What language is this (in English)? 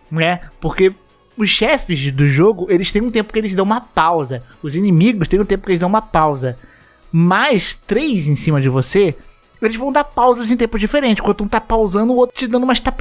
Portuguese